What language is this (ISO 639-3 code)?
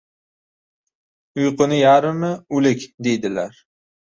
uzb